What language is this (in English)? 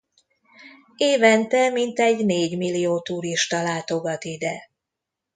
Hungarian